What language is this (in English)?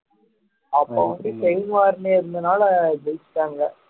Tamil